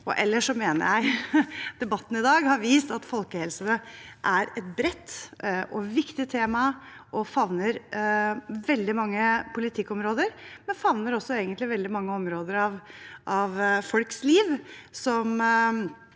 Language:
Norwegian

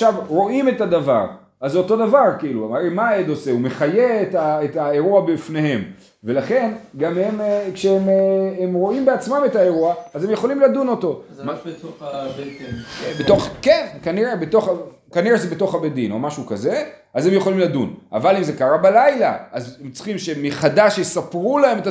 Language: Hebrew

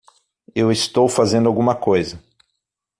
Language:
Portuguese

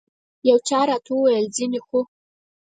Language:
Pashto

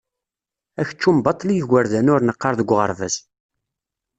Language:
Kabyle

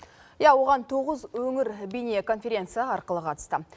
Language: Kazakh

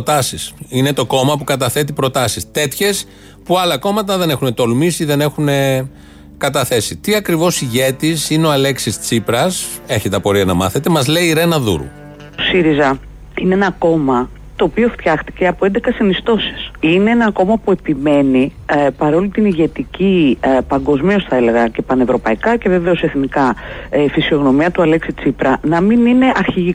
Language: Greek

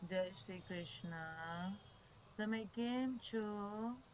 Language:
Gujarati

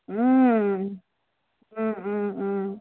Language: Assamese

